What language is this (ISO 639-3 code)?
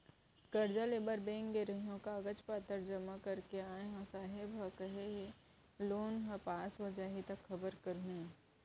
hne